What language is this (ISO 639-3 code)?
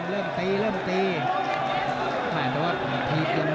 tha